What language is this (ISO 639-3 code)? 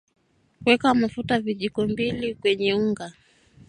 swa